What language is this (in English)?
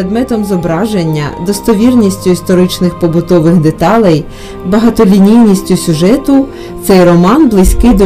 Ukrainian